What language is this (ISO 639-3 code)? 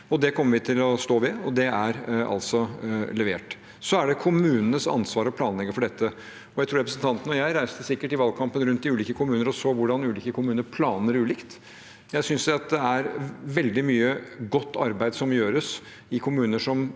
nor